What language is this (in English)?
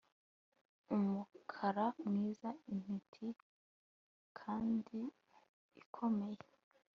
Kinyarwanda